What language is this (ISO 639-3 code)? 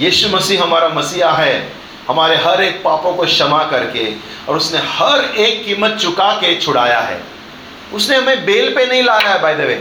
hin